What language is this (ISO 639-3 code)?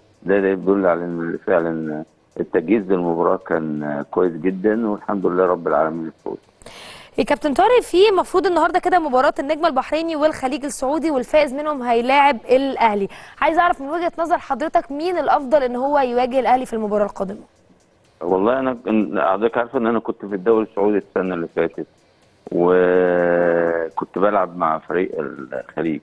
ara